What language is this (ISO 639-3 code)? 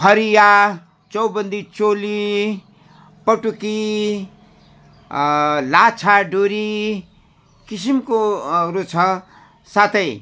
nep